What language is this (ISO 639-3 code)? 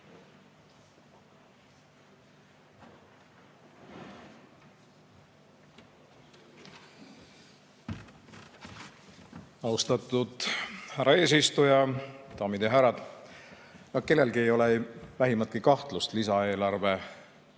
est